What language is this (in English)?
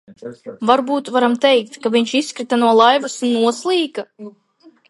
Latvian